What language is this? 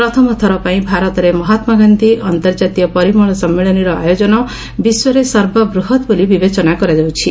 Odia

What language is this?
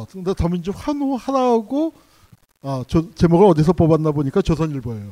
Korean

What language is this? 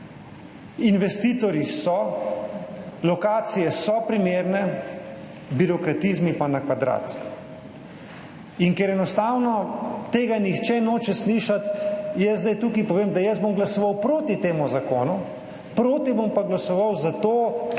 Slovenian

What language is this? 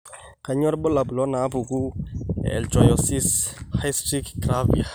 Masai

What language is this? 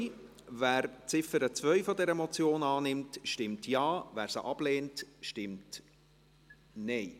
Swiss German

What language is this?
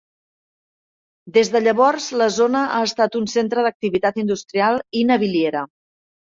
Catalan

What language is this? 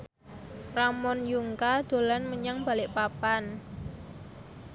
Javanese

